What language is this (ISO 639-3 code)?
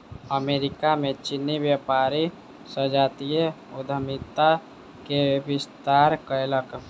mai